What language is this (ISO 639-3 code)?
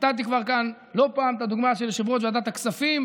heb